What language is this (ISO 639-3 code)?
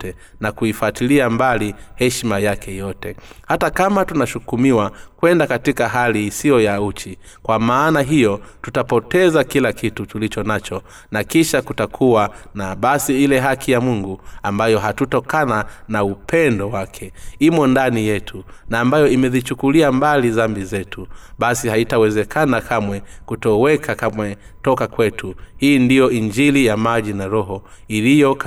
swa